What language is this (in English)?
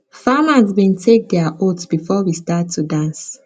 Nigerian Pidgin